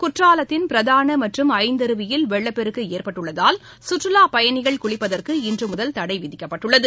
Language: Tamil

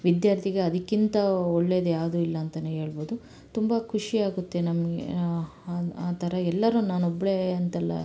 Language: Kannada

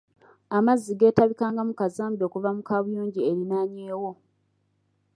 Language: Ganda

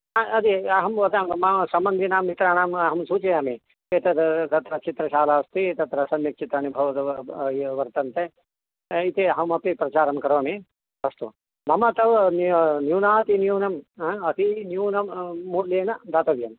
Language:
Sanskrit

